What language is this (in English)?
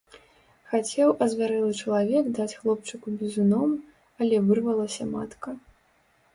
Belarusian